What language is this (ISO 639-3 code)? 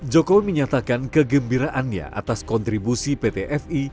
ind